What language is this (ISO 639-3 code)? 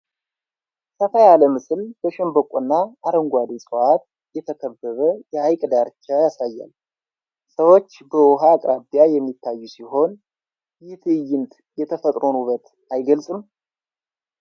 amh